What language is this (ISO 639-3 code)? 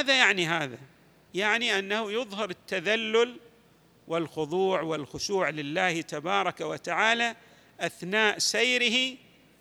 ara